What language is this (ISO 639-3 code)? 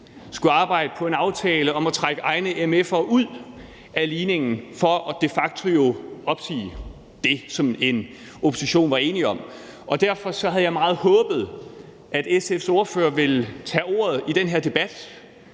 dan